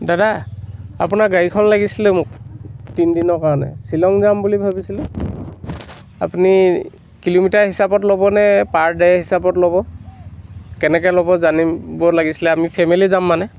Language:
Assamese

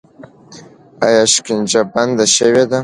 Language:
Pashto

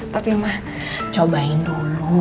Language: Indonesian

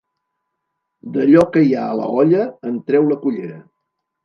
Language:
Catalan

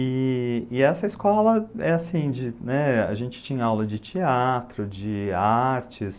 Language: Portuguese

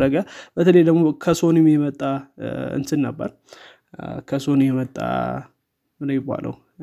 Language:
Amharic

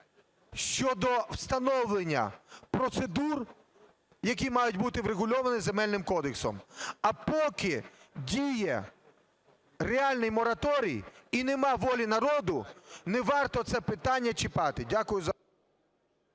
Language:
Ukrainian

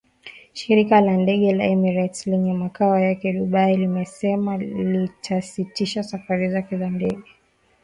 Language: Swahili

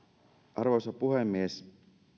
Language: Finnish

